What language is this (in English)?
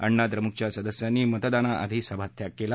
Marathi